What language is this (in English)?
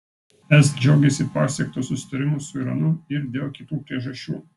Lithuanian